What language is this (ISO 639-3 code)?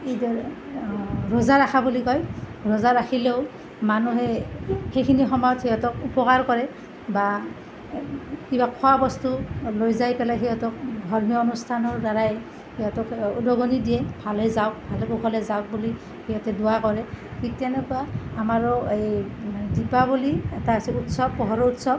asm